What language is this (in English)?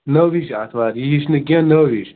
Kashmiri